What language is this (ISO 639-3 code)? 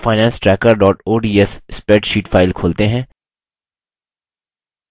hin